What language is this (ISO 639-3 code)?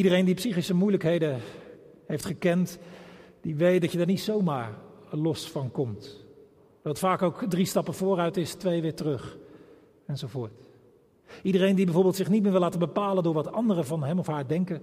nld